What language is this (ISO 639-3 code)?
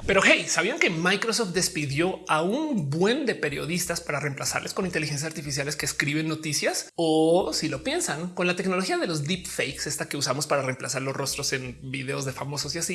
spa